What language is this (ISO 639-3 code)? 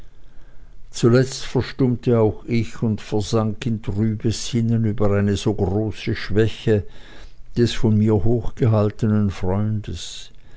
deu